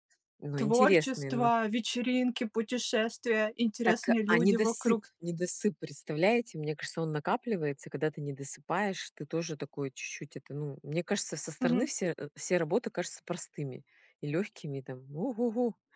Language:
Russian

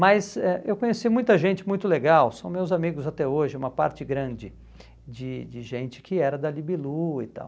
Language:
Portuguese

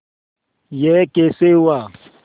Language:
Hindi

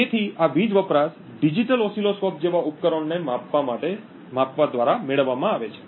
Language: Gujarati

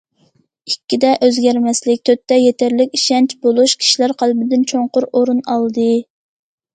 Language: Uyghur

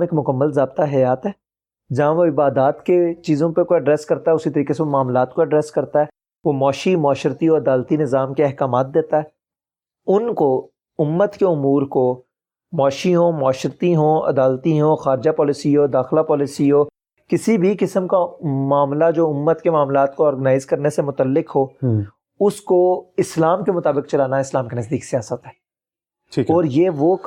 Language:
Urdu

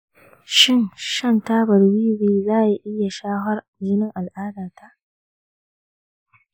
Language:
Hausa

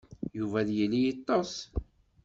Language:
Kabyle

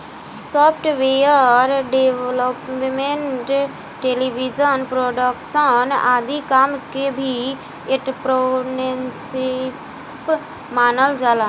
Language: Bhojpuri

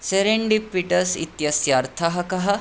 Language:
Sanskrit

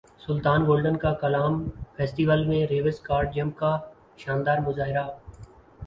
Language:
Urdu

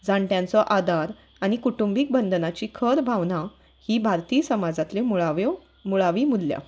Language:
Konkani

